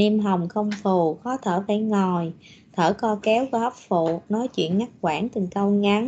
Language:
Vietnamese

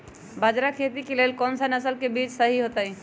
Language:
Magahi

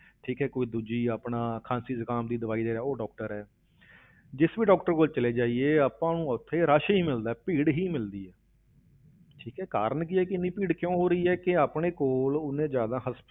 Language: Punjabi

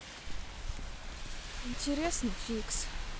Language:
Russian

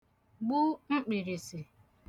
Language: Igbo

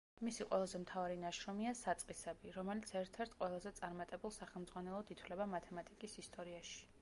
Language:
Georgian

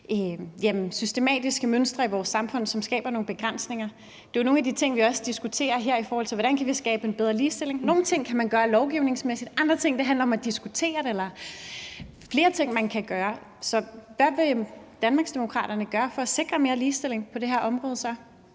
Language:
Danish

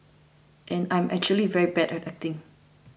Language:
English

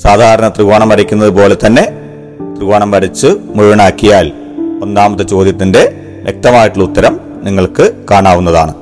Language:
Malayalam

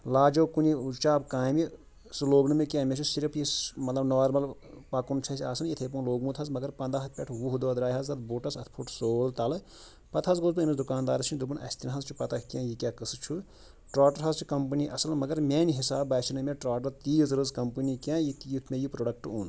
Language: Kashmiri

